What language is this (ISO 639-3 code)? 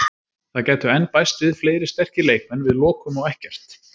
isl